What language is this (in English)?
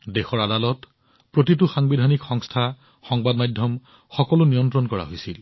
Assamese